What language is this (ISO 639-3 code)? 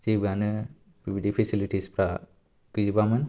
brx